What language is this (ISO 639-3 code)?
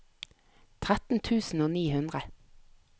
nor